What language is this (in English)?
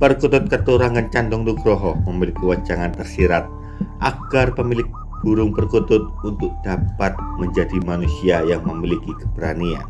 Indonesian